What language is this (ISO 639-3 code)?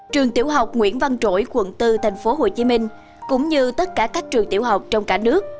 vie